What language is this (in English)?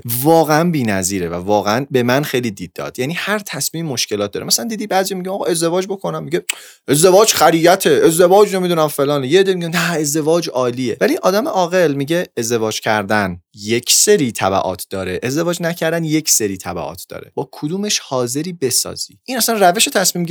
Persian